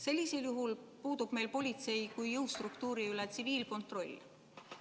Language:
Estonian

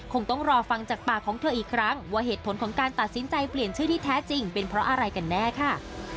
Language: Thai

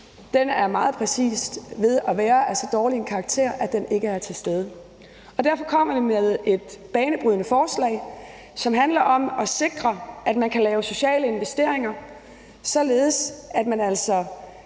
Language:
Danish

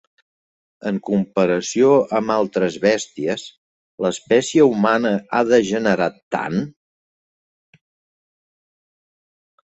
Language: Catalan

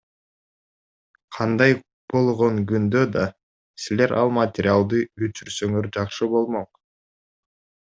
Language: Kyrgyz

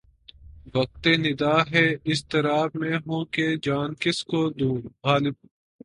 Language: Urdu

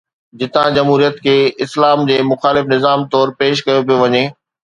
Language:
Sindhi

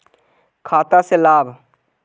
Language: Magahi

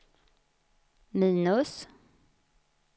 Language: Swedish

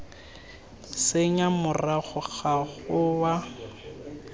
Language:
Tswana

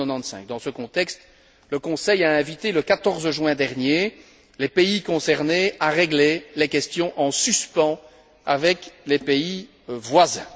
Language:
French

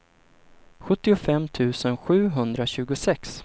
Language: Swedish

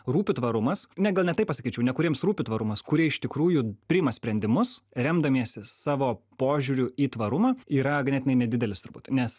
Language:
Lithuanian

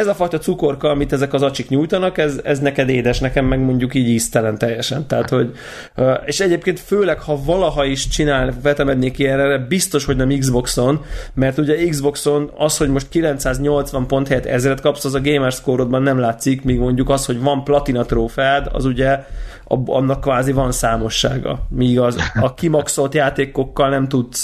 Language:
Hungarian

